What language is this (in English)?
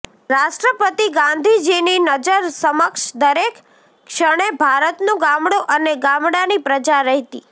Gujarati